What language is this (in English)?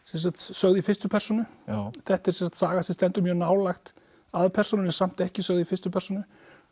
Icelandic